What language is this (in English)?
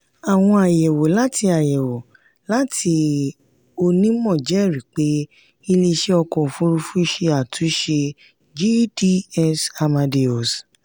Yoruba